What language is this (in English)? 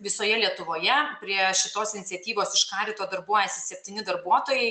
Lithuanian